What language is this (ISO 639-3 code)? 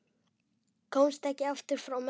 isl